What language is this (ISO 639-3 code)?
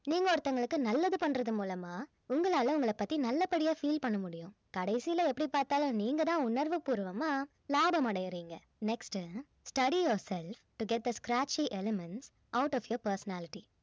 tam